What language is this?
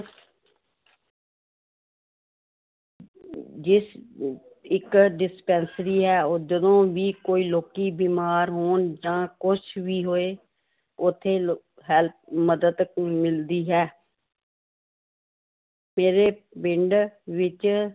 Punjabi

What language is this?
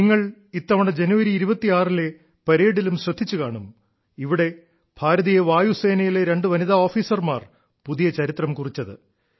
Malayalam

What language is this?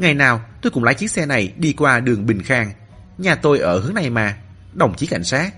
Vietnamese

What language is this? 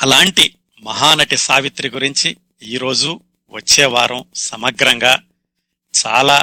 Telugu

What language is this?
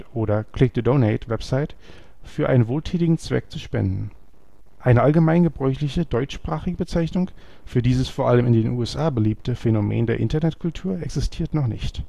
German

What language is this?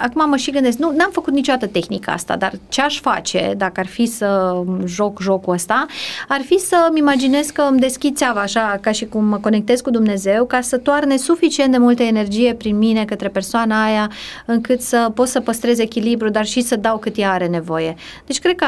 Romanian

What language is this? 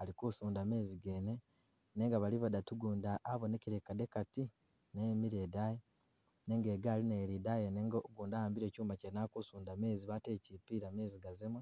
Masaaba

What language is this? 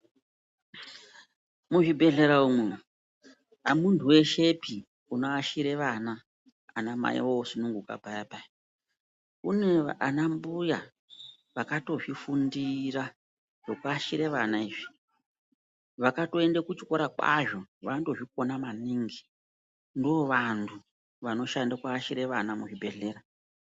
Ndau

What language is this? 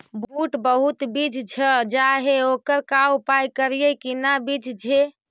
Magahi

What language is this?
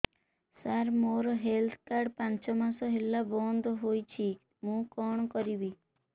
Odia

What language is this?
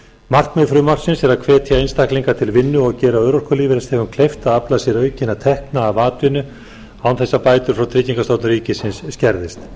Icelandic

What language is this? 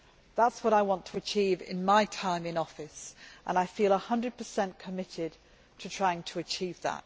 English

